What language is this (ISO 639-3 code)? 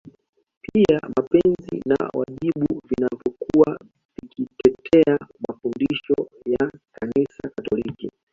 swa